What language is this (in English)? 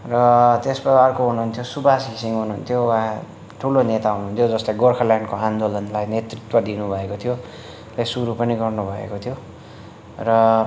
Nepali